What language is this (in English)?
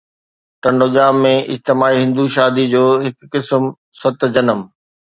Sindhi